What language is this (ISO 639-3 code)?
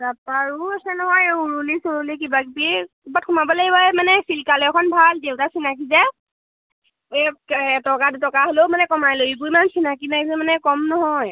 asm